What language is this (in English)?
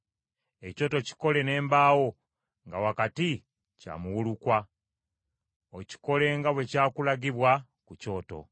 Ganda